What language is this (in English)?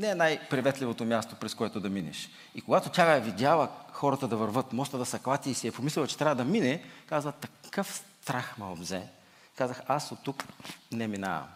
Bulgarian